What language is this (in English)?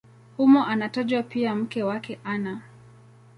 Swahili